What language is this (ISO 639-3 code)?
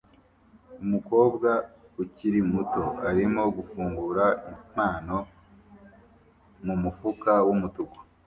kin